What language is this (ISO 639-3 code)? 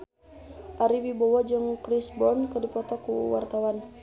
sun